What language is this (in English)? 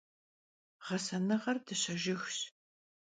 Kabardian